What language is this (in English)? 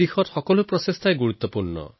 Assamese